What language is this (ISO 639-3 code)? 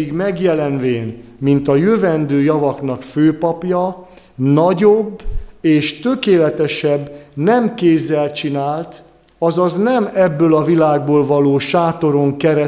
hun